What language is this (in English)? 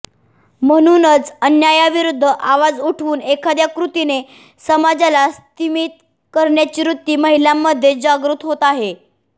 Marathi